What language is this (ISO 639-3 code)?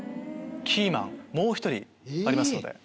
jpn